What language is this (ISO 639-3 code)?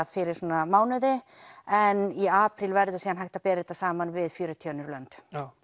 isl